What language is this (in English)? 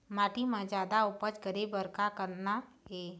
Chhattisgarhi